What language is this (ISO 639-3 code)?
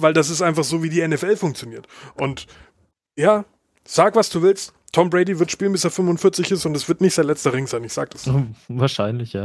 deu